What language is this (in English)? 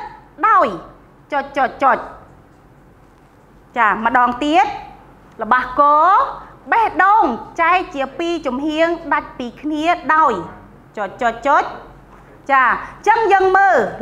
Thai